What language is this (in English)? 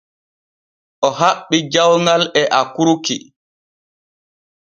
Borgu Fulfulde